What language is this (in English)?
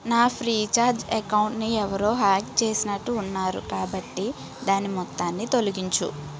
Telugu